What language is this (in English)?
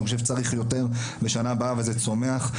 Hebrew